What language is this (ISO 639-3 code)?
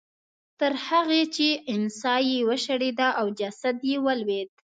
pus